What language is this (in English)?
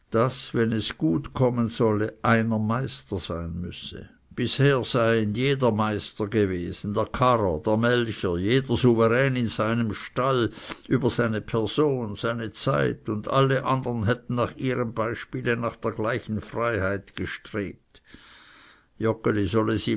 German